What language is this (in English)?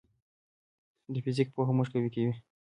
Pashto